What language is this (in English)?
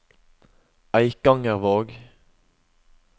Norwegian